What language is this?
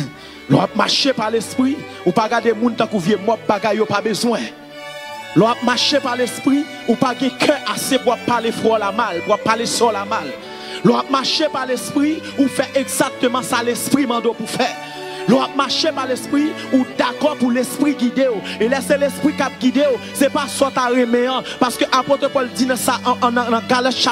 French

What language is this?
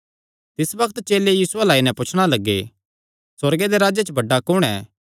Kangri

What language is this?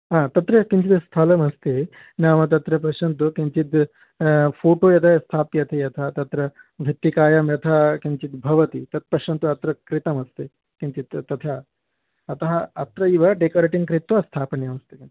Sanskrit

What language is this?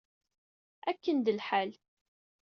Kabyle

